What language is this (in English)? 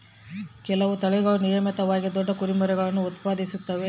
Kannada